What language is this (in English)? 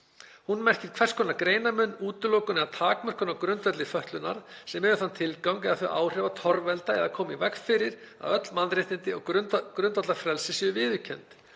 Icelandic